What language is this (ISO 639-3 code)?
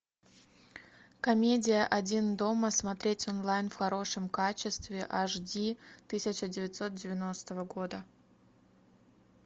rus